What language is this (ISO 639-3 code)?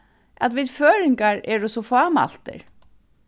fao